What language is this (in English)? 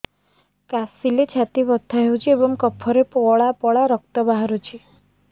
Odia